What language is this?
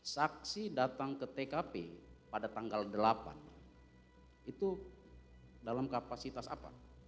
Indonesian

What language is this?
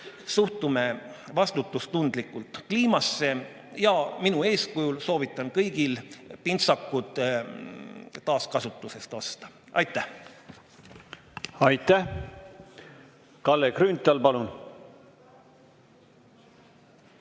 Estonian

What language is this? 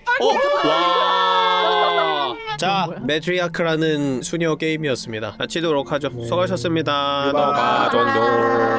Korean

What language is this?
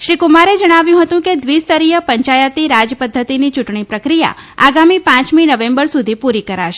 Gujarati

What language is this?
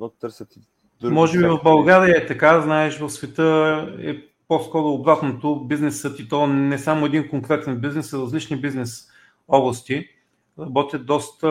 Bulgarian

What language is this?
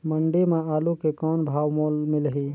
Chhattisgarhi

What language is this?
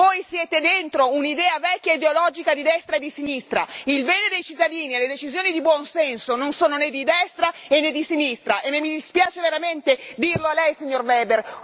Italian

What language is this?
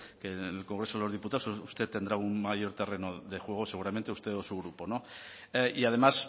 Spanish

